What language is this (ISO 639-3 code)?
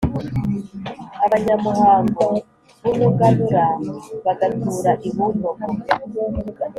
kin